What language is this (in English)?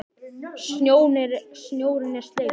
Icelandic